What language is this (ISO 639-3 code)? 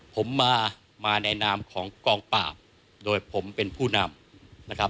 tha